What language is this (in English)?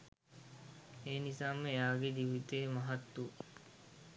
Sinhala